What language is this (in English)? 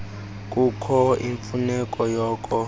Xhosa